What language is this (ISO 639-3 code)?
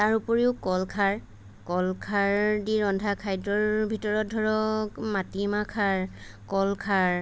asm